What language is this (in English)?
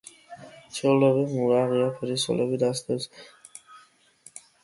Georgian